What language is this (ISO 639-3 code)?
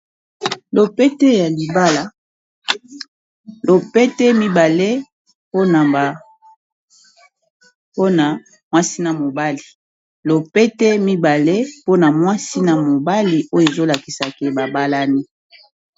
lin